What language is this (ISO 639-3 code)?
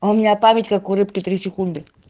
rus